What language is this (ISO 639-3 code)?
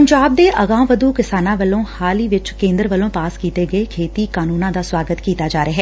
pan